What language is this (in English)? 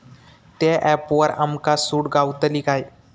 Marathi